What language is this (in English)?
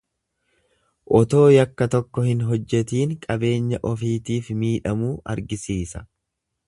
Oromo